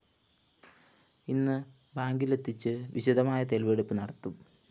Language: Malayalam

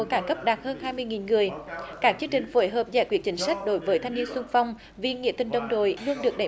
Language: Vietnamese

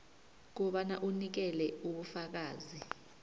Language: South Ndebele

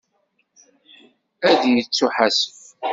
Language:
Kabyle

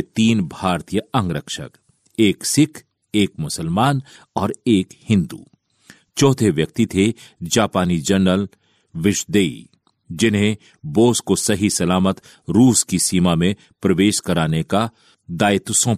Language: Hindi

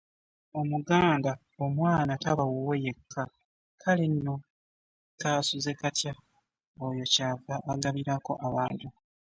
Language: Ganda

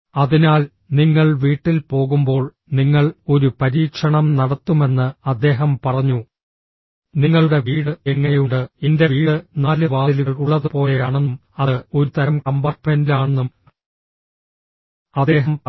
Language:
Malayalam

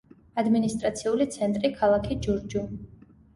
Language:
Georgian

